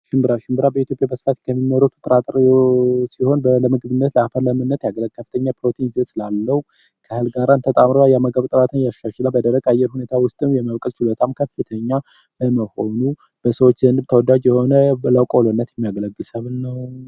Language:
Amharic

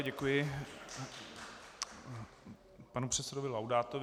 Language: Czech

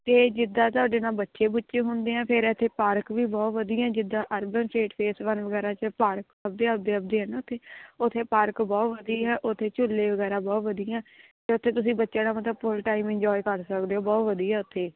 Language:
Punjabi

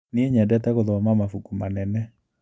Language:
Kikuyu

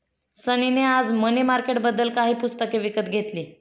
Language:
Marathi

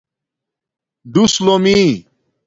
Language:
Domaaki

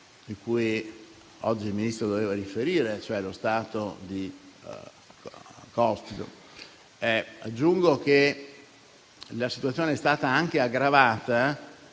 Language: Italian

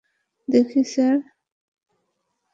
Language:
Bangla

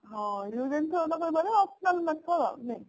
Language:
Odia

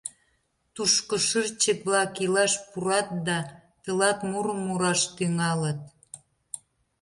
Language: Mari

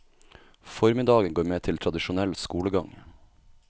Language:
Norwegian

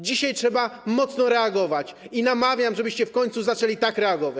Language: Polish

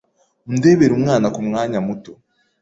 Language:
Kinyarwanda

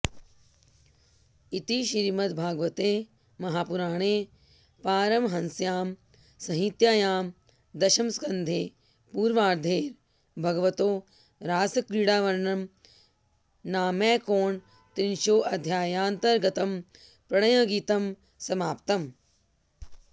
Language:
Sanskrit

